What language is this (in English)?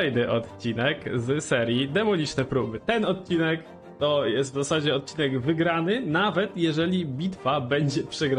Polish